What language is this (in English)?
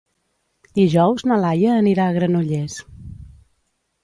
Catalan